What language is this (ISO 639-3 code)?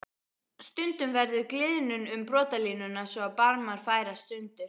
isl